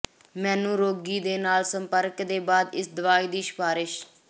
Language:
Punjabi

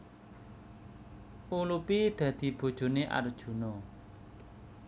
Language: Javanese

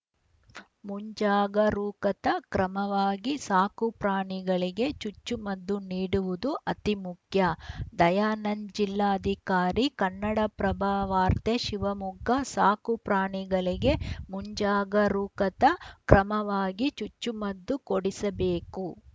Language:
Kannada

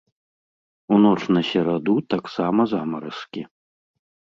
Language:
Belarusian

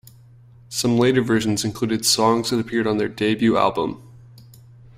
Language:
English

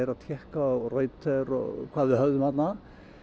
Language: Icelandic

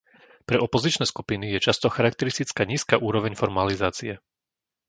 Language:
Slovak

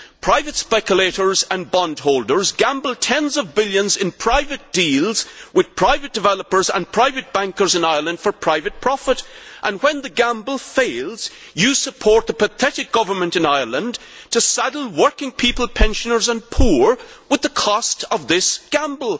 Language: English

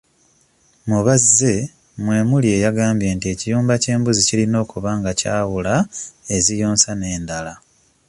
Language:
Ganda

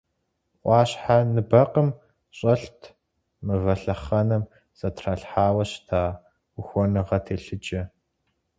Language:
Kabardian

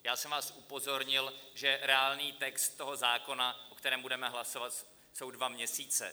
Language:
Czech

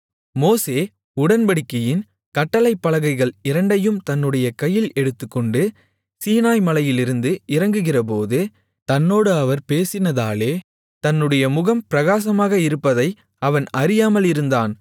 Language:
Tamil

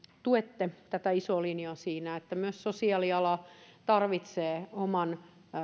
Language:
Finnish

